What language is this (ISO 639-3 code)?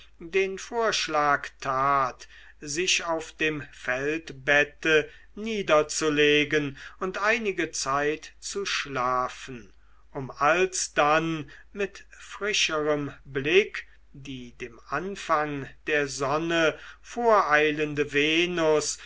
deu